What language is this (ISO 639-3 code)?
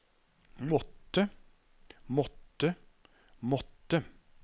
nor